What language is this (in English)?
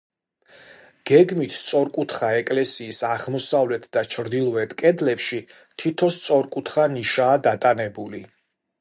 Georgian